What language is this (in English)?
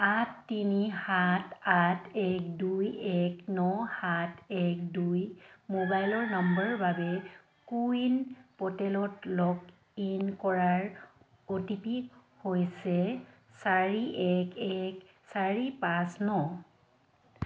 Assamese